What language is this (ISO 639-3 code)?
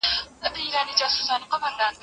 pus